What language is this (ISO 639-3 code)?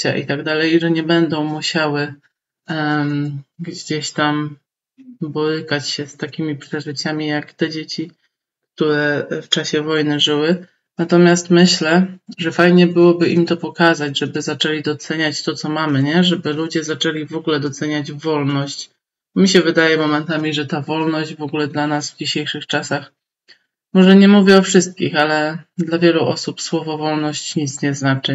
pol